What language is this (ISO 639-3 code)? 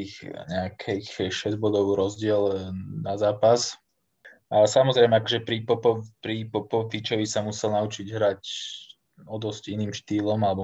slk